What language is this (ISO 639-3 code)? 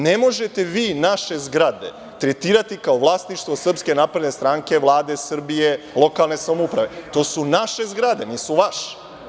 srp